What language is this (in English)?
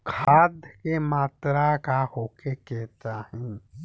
Bhojpuri